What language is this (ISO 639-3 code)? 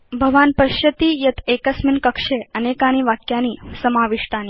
san